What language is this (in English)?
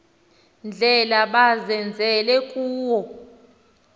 Xhosa